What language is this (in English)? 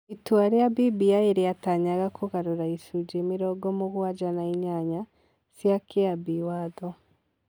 Kikuyu